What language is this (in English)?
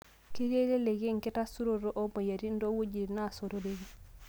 Masai